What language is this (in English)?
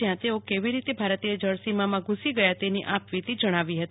Gujarati